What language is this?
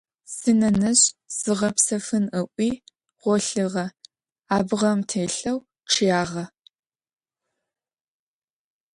Adyghe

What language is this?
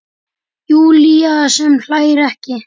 Icelandic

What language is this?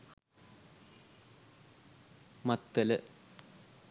Sinhala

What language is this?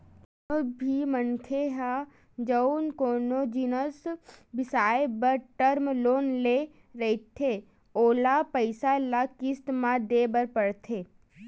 Chhattisgarhi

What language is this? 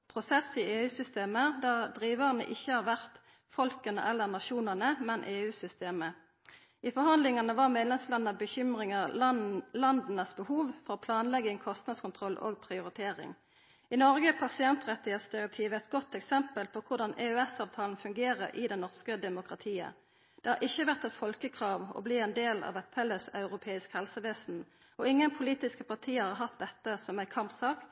Norwegian Nynorsk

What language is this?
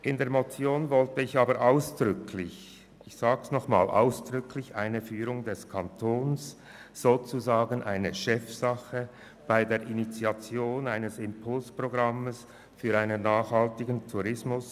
Swiss German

